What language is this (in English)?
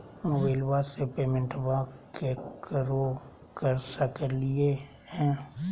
Magahi